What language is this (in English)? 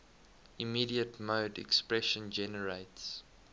English